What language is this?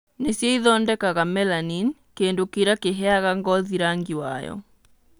Kikuyu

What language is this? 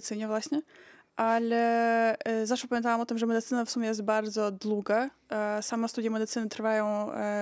Polish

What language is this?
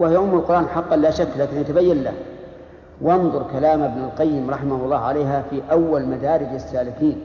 Arabic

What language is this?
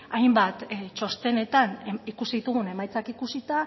Basque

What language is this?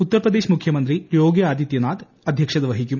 Malayalam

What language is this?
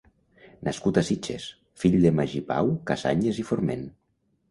Catalan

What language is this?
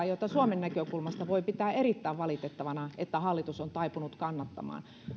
Finnish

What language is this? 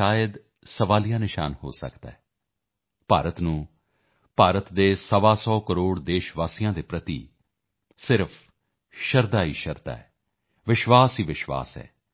Punjabi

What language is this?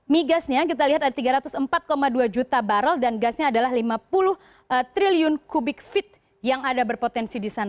Indonesian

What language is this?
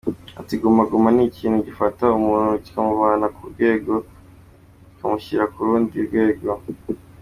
Kinyarwanda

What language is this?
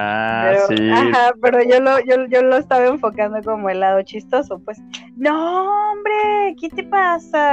Spanish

